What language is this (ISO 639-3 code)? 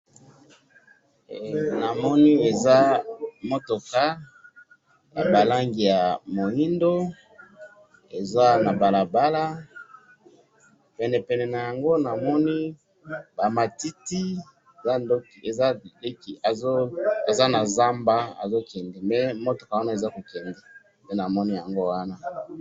lin